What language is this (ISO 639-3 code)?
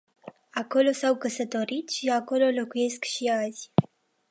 ron